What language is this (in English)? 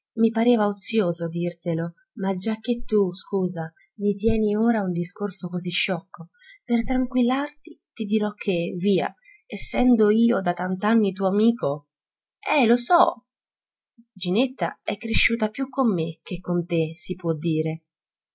Italian